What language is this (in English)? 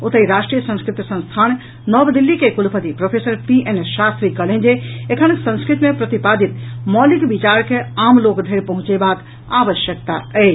Maithili